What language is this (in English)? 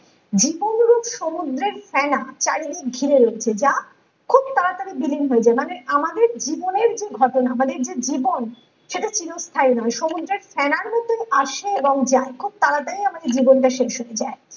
Bangla